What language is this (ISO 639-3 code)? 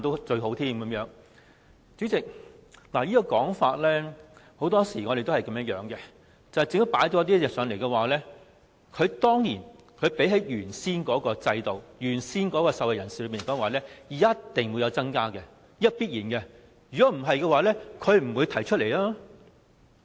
yue